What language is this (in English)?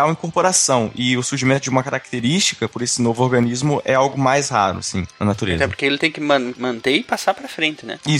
Portuguese